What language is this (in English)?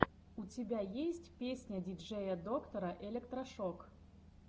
Russian